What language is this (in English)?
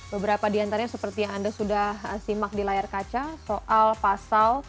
Indonesian